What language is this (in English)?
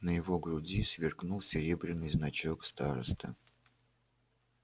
Russian